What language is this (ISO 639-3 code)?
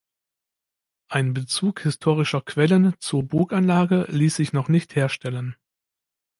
deu